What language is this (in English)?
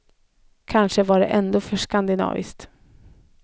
Swedish